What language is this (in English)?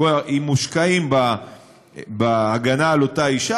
Hebrew